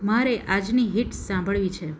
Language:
Gujarati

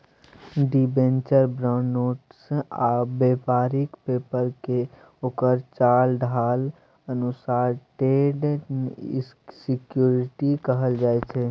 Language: Maithili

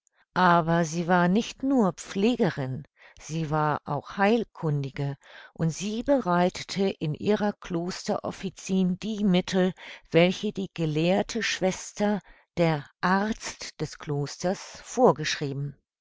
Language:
German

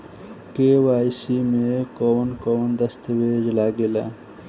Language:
Bhojpuri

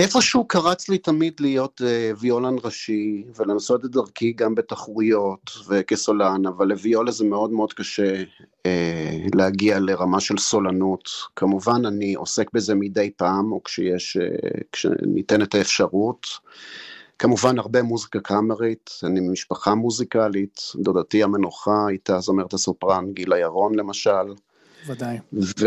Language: Hebrew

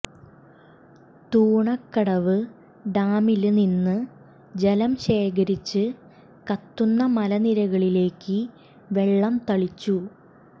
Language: Malayalam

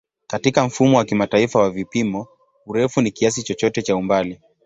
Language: Swahili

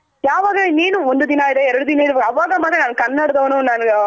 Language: Kannada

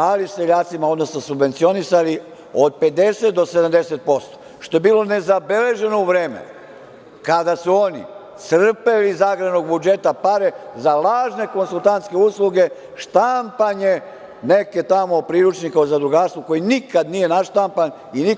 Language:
Serbian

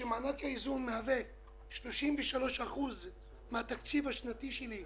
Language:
Hebrew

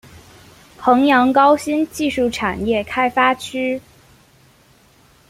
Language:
Chinese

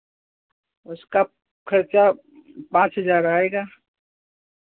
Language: Hindi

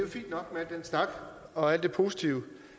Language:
Danish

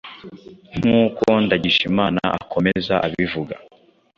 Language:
Kinyarwanda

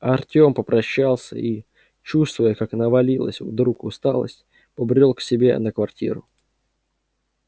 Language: Russian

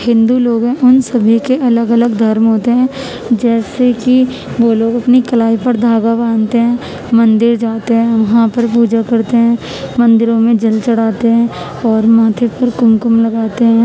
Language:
Urdu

